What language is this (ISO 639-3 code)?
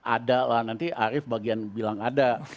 ind